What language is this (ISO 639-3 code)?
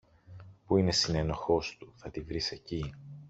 ell